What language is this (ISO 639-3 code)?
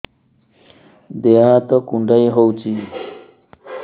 ori